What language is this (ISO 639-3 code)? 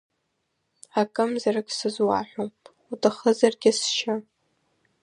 abk